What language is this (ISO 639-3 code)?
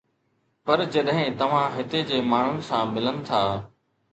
snd